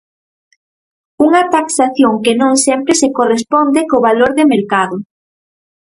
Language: Galician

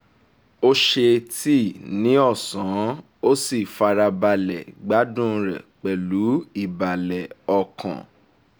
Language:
Yoruba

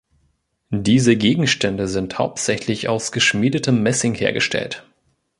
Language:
German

